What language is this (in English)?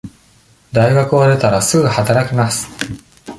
Japanese